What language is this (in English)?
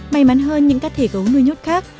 Vietnamese